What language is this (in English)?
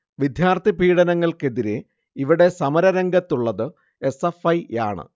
Malayalam